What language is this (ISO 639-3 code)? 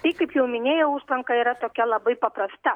lit